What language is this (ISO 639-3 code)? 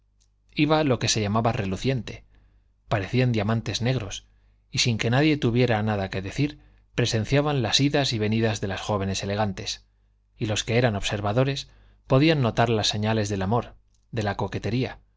spa